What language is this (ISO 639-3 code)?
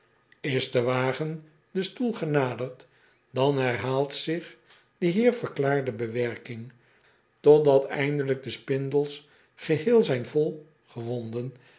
nld